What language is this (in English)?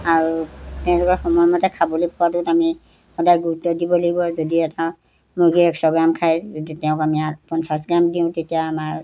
Assamese